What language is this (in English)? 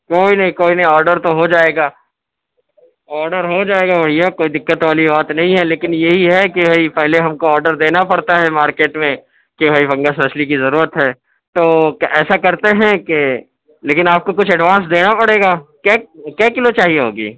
Urdu